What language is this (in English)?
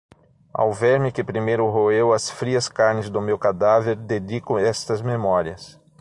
Portuguese